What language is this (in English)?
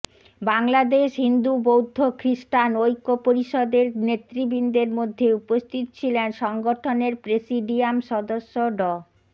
Bangla